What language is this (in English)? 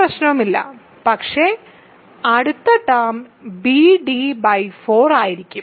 Malayalam